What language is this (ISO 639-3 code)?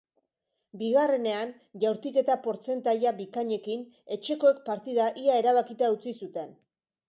eus